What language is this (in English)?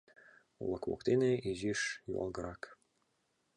Mari